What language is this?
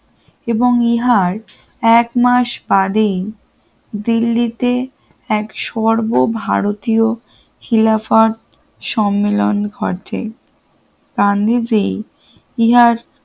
Bangla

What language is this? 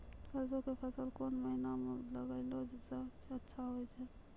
Maithili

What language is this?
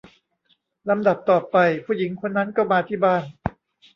Thai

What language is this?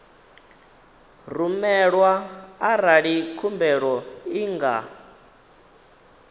Venda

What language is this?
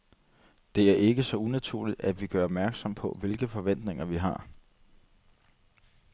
Danish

